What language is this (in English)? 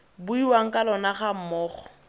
Tswana